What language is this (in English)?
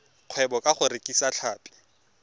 Tswana